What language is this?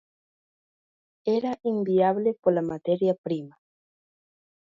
Galician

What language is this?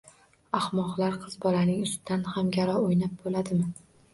Uzbek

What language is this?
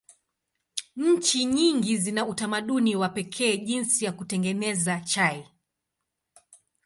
Swahili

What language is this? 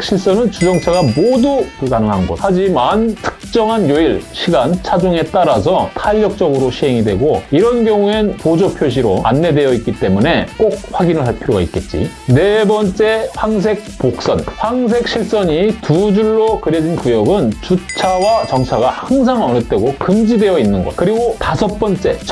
Korean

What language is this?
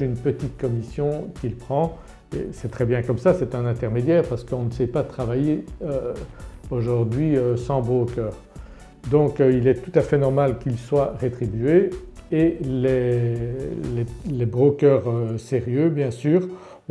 French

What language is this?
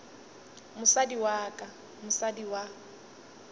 Northern Sotho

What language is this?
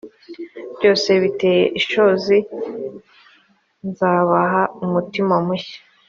Kinyarwanda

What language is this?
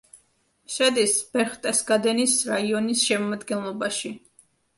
Georgian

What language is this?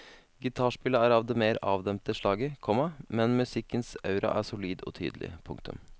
Norwegian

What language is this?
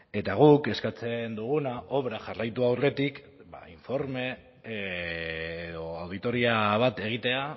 Basque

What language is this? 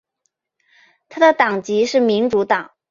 Chinese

